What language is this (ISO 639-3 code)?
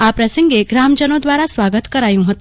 guj